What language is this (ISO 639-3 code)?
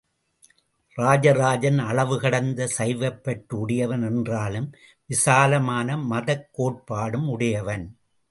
tam